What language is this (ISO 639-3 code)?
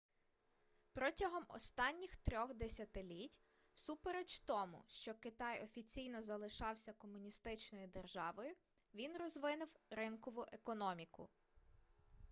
ukr